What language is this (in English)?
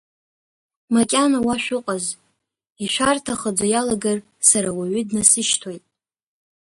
Abkhazian